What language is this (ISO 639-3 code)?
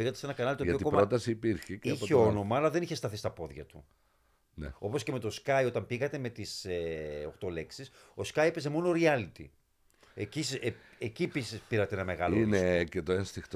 ell